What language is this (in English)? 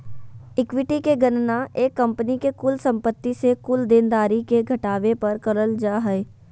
Magahi